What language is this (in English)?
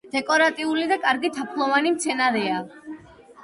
Georgian